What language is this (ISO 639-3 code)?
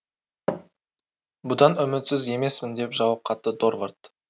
kaz